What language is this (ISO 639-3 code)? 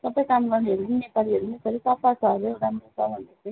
nep